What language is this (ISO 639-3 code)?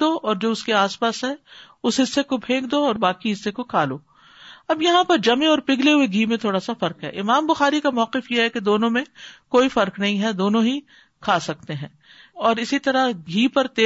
urd